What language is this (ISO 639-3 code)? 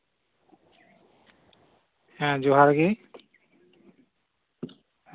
sat